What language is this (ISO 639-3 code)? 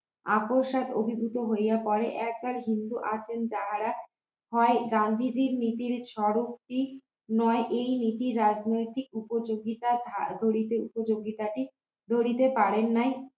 ben